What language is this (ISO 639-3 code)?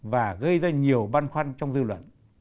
vie